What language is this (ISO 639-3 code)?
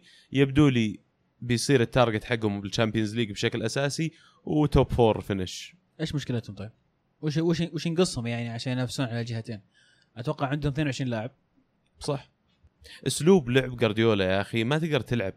ara